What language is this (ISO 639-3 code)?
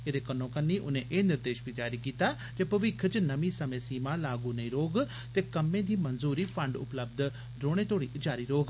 doi